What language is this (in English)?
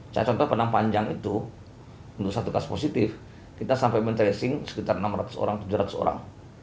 Indonesian